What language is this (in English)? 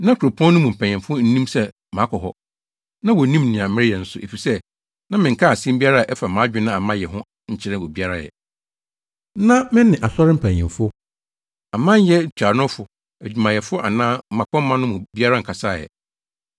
Akan